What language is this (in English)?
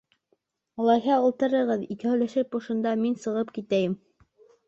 Bashkir